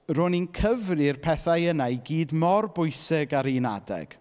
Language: Welsh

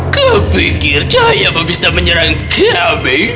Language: Indonesian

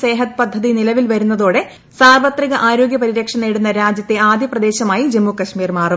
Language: Malayalam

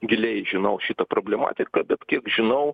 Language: Lithuanian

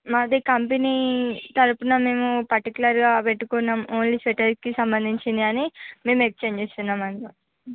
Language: Telugu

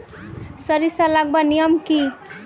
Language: Magahi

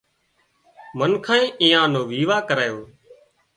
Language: Wadiyara Koli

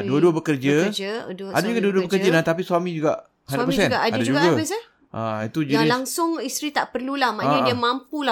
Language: Malay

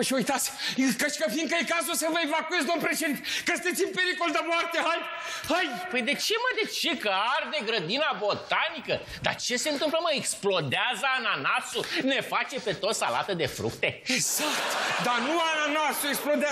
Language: Romanian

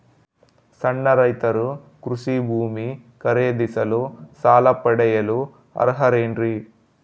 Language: Kannada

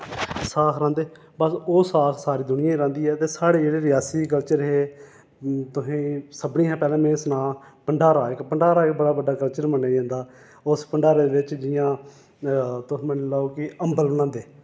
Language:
Dogri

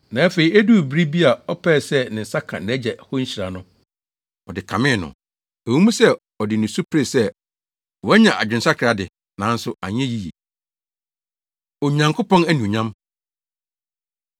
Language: Akan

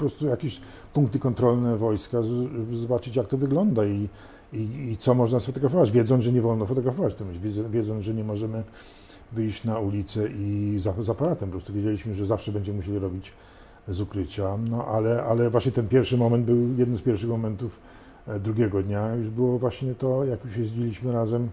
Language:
Polish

